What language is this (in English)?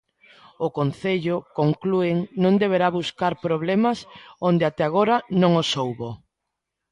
Galician